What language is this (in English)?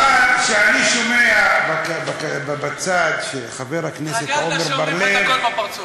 Hebrew